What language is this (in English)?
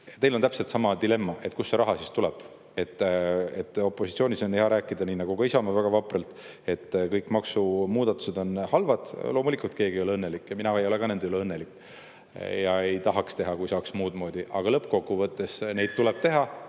Estonian